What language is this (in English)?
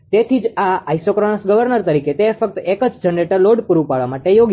Gujarati